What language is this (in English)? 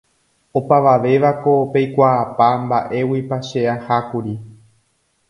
Guarani